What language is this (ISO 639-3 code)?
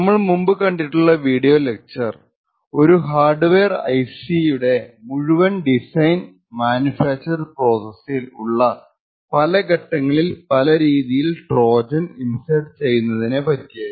mal